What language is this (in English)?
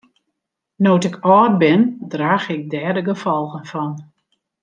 Western Frisian